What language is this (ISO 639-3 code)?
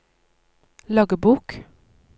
nor